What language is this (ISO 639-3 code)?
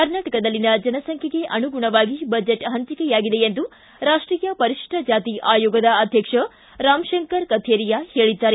kan